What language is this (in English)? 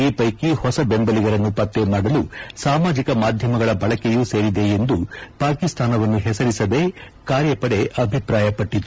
Kannada